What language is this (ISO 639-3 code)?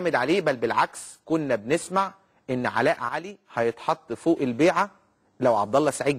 ara